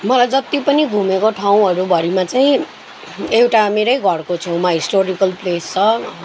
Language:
Nepali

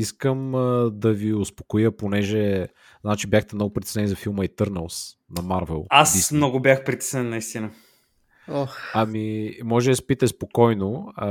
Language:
Bulgarian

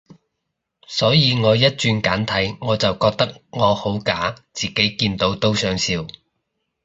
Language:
Cantonese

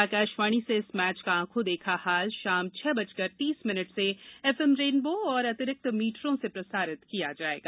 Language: Hindi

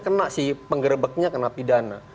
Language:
Indonesian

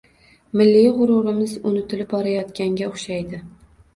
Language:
Uzbek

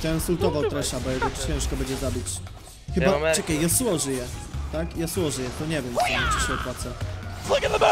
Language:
Polish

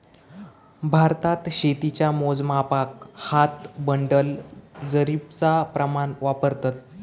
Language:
Marathi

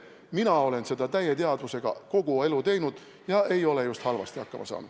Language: Estonian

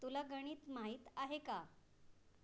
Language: Marathi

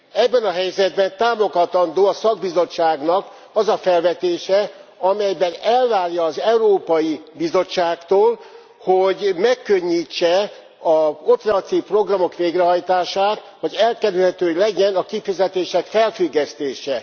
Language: Hungarian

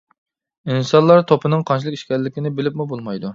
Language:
Uyghur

